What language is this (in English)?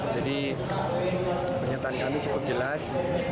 Indonesian